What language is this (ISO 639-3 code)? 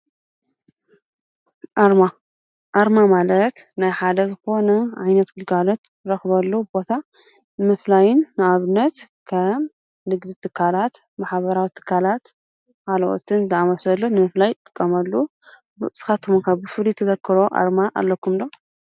tir